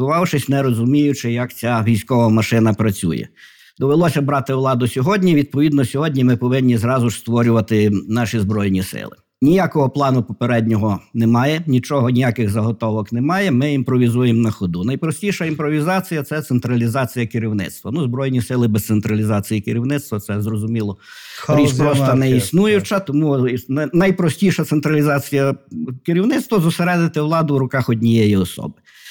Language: Ukrainian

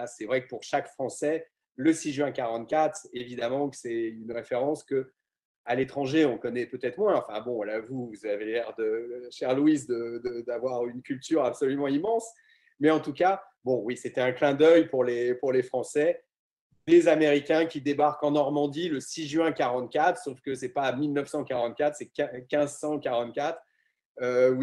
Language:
French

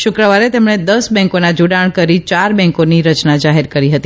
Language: Gujarati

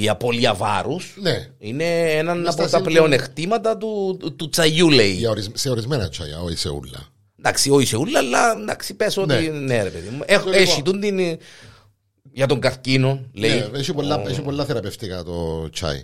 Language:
Greek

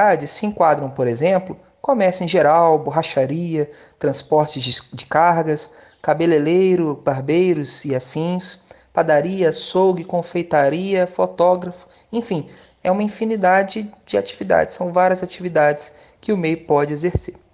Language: Portuguese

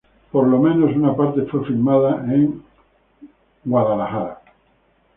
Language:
Spanish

